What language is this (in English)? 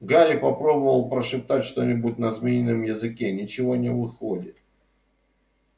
Russian